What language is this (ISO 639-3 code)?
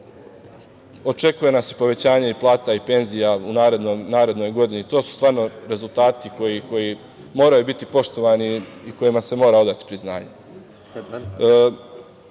srp